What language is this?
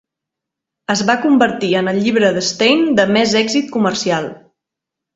Catalan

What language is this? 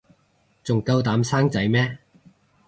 Cantonese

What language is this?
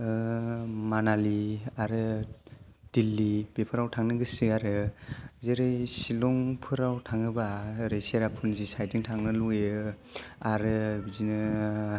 Bodo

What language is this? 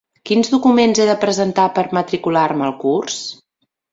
Catalan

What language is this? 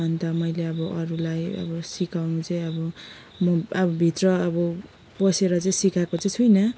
Nepali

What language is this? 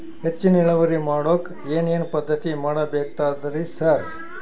Kannada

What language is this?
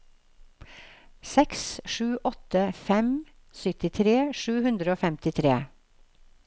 Norwegian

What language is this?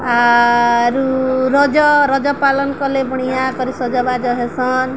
Odia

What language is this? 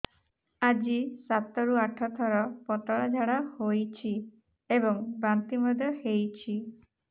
Odia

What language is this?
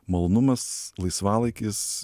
Lithuanian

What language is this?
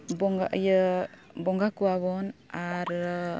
Santali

